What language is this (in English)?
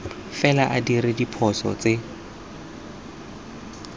Tswana